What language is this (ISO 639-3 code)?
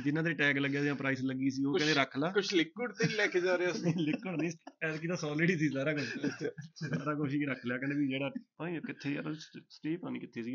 pan